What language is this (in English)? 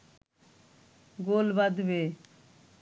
Bangla